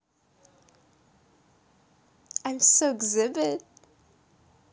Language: Russian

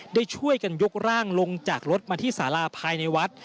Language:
Thai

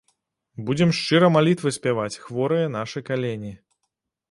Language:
Belarusian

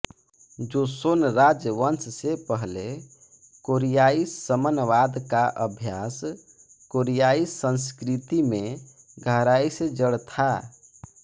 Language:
Hindi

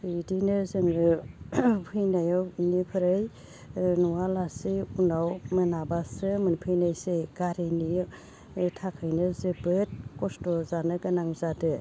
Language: Bodo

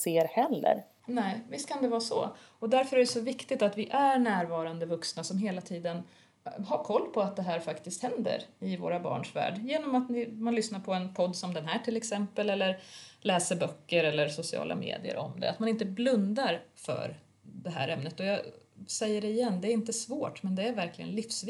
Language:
Swedish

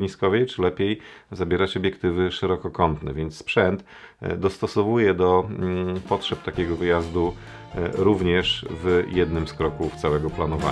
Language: Polish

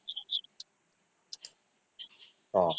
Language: Odia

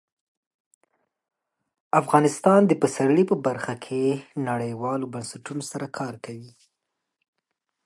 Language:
Pashto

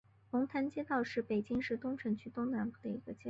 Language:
Chinese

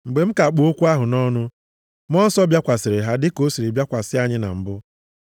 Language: Igbo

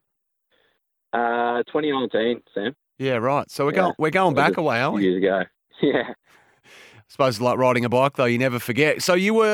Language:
English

